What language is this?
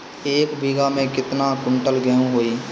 Bhojpuri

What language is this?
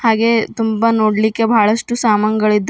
Kannada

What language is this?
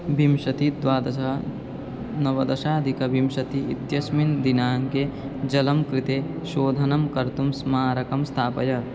Sanskrit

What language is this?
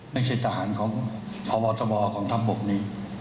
Thai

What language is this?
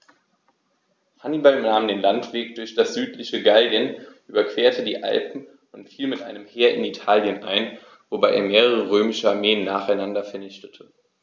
German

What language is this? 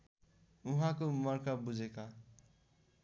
Nepali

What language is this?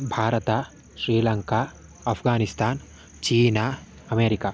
Sanskrit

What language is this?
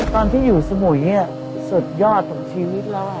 Thai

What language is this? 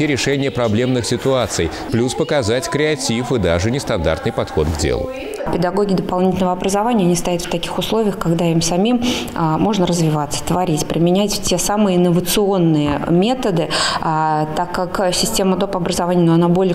Russian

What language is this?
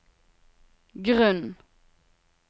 Norwegian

